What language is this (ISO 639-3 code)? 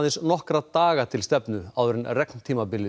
isl